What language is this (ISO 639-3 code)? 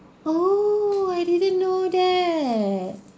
eng